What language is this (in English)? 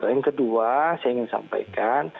Indonesian